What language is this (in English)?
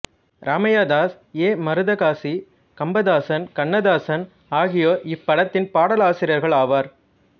Tamil